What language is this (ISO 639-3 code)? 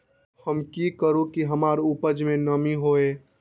mag